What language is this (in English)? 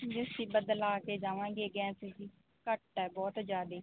Punjabi